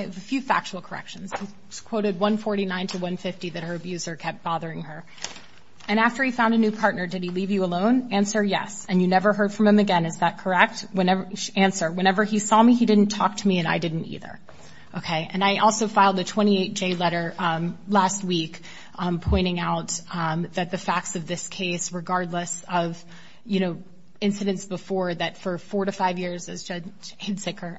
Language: English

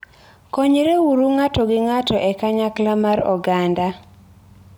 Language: Luo (Kenya and Tanzania)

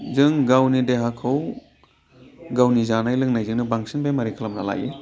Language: Bodo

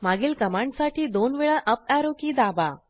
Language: Marathi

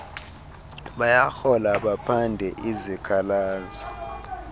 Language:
Xhosa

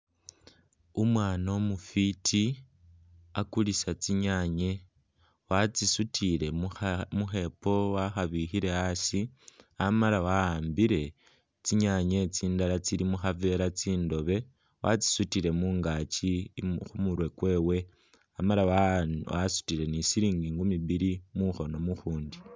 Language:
Masaaba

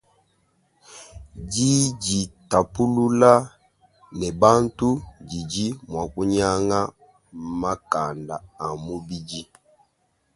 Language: Luba-Lulua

